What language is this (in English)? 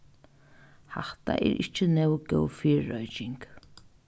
Faroese